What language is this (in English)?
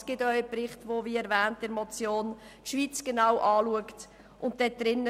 Swiss German